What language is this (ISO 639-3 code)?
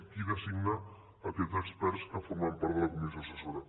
cat